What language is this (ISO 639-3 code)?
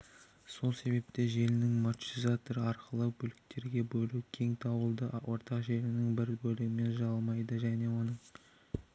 kaz